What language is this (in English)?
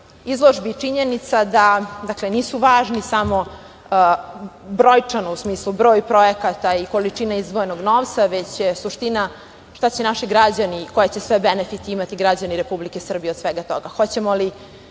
Serbian